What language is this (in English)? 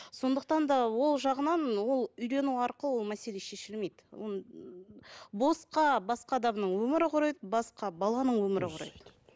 Kazakh